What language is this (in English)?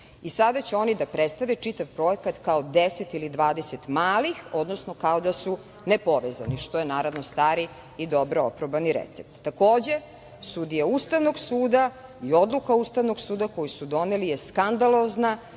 Serbian